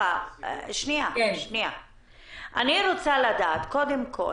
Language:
Hebrew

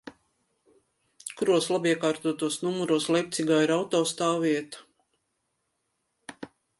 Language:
Latvian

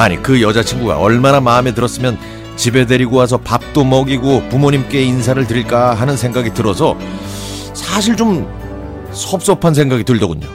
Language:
Korean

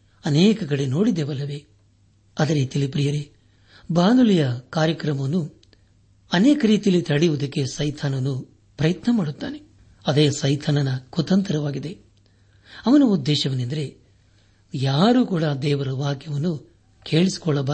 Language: Kannada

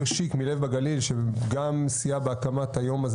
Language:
Hebrew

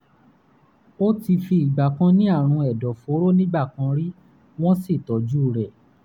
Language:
Yoruba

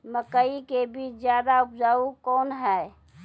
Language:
Maithili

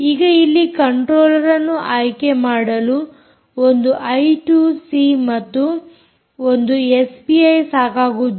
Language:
Kannada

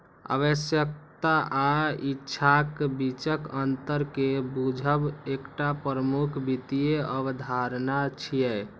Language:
Maithili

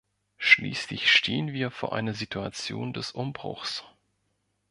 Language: German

